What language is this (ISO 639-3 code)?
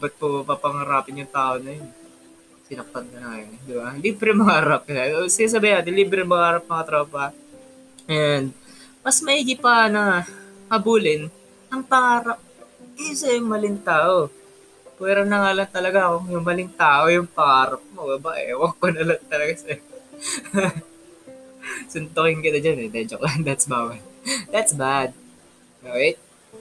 fil